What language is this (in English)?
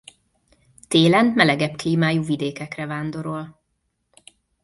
Hungarian